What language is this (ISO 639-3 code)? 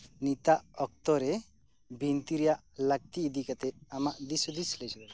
sat